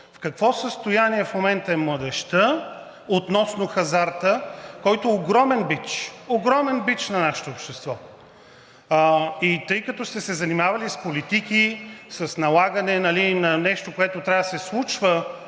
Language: Bulgarian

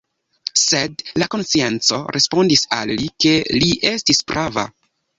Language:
Esperanto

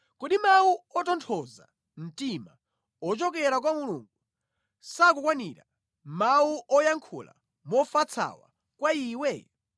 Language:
Nyanja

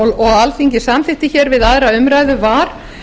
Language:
Icelandic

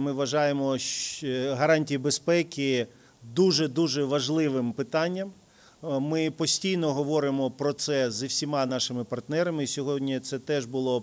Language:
Ukrainian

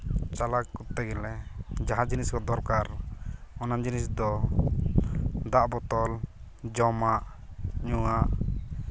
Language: Santali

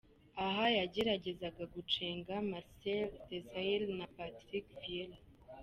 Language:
Kinyarwanda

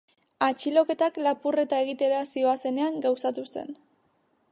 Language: Basque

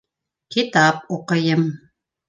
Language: Bashkir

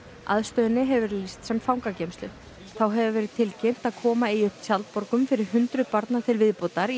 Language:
Icelandic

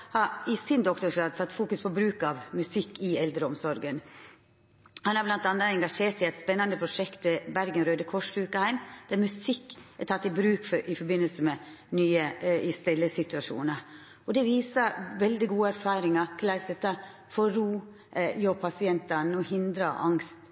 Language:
Norwegian Nynorsk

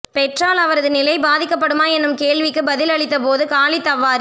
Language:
Tamil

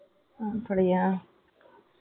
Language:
Tamil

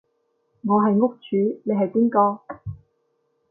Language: Cantonese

